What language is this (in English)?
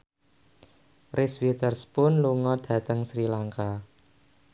Javanese